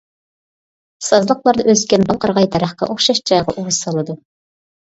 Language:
Uyghur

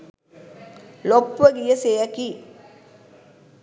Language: Sinhala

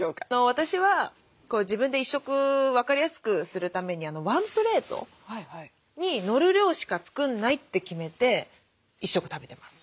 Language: Japanese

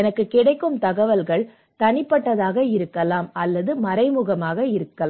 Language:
Tamil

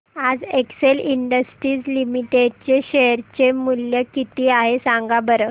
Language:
Marathi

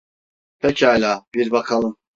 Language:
Turkish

